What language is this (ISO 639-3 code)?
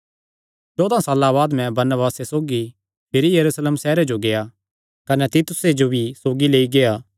xnr